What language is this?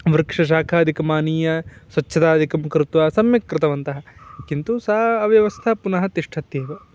Sanskrit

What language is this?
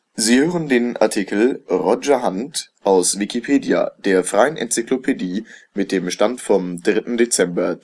German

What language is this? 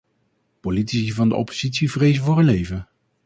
Dutch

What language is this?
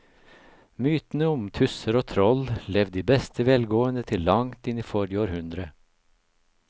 Norwegian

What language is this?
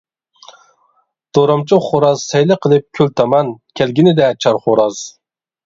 Uyghur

